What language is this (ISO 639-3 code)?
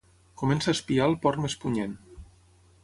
cat